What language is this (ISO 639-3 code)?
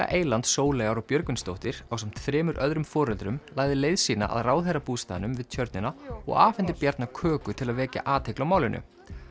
isl